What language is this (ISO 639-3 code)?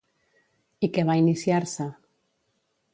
cat